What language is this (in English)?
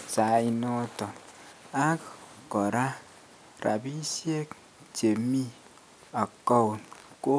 Kalenjin